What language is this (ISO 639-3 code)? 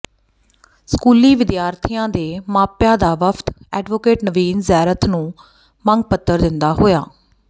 pan